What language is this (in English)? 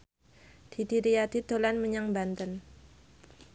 Javanese